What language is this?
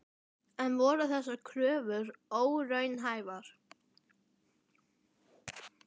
Icelandic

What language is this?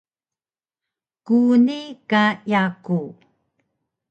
Taroko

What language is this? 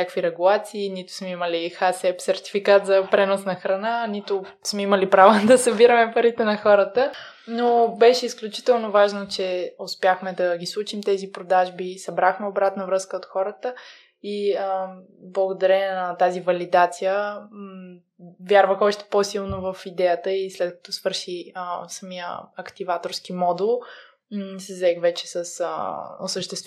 Bulgarian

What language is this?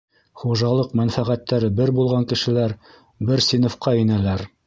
Bashkir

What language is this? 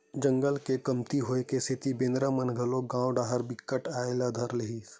Chhattisgarhi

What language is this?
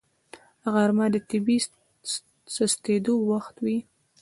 Pashto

